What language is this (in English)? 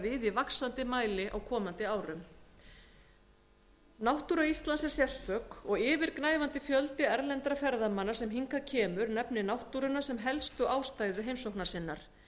Icelandic